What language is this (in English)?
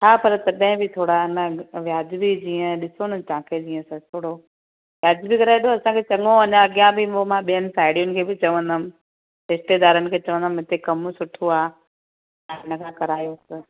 Sindhi